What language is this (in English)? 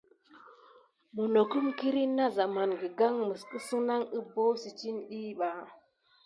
Gidar